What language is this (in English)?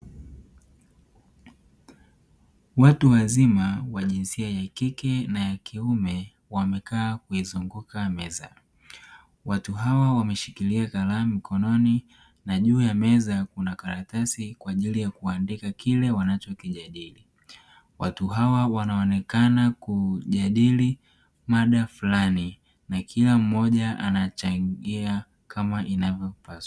Swahili